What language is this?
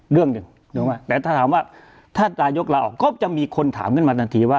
Thai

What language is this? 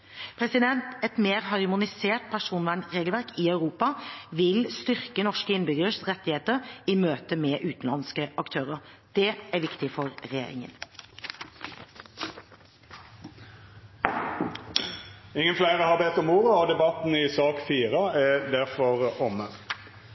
Norwegian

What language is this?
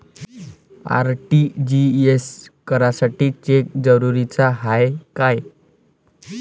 Marathi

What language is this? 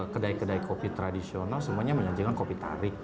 Indonesian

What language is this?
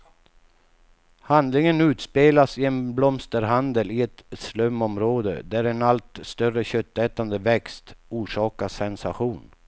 Swedish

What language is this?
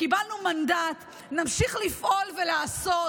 Hebrew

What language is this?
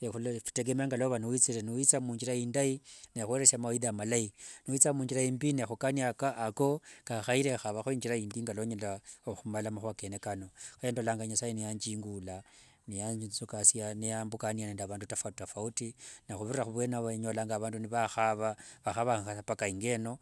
Wanga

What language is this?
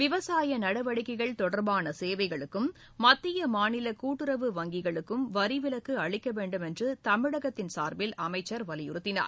Tamil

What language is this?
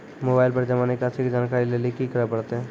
Maithili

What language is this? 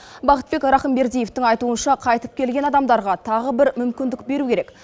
Kazakh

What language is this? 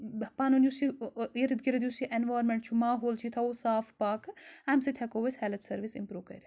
Kashmiri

